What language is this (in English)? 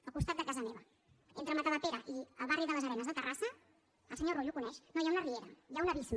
Catalan